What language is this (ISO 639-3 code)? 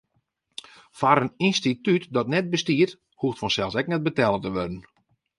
fry